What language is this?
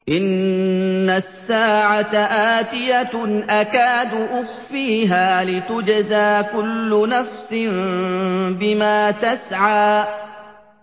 Arabic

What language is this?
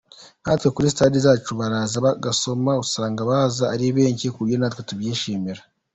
Kinyarwanda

